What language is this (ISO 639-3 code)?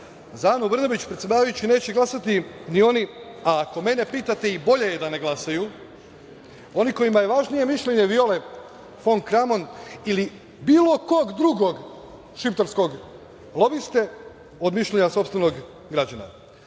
srp